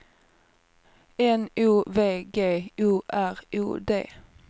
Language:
Swedish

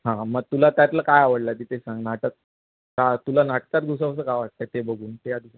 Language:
Marathi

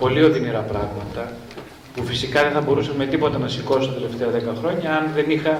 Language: Greek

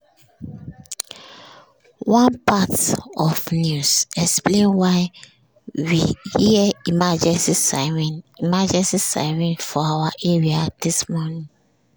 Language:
Nigerian Pidgin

